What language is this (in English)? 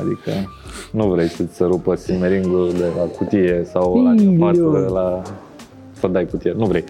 Romanian